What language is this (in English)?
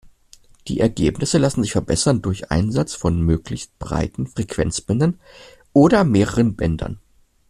German